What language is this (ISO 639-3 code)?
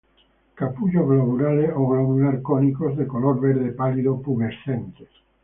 spa